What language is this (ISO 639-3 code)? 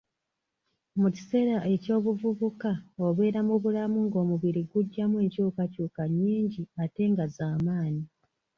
lug